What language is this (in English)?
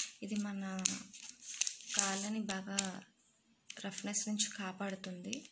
Romanian